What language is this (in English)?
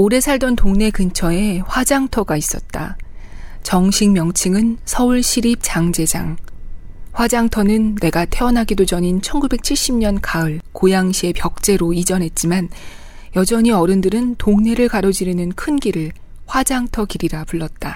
Korean